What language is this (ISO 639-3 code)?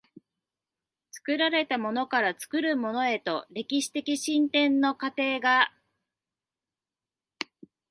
jpn